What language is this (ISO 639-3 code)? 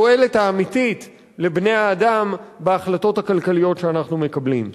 heb